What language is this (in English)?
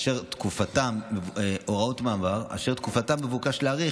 Hebrew